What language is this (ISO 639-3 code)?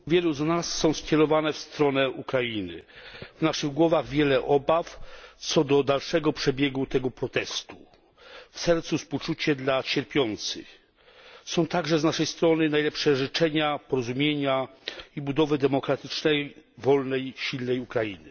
pol